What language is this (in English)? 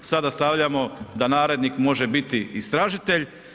Croatian